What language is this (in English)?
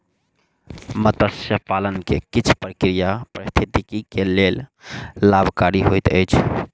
Maithili